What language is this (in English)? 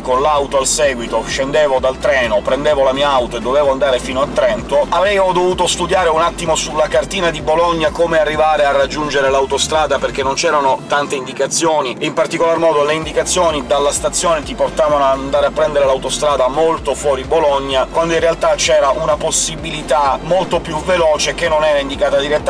Italian